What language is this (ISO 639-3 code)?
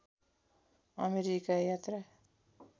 nep